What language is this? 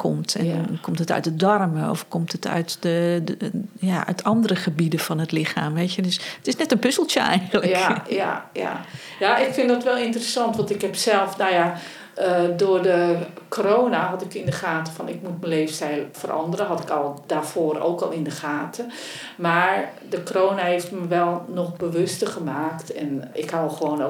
Dutch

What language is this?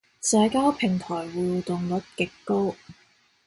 Cantonese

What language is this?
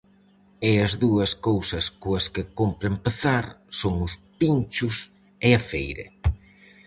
Galician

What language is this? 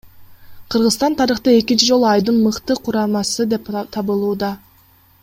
Kyrgyz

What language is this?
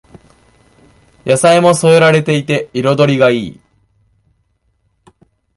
Japanese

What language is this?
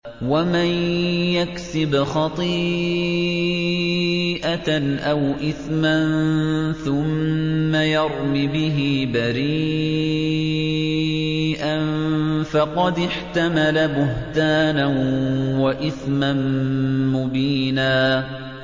Arabic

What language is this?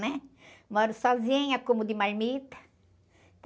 Portuguese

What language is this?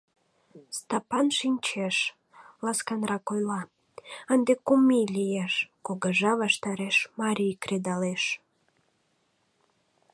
Mari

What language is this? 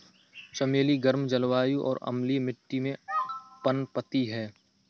Hindi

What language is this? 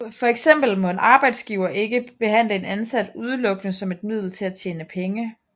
Danish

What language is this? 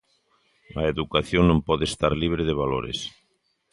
Galician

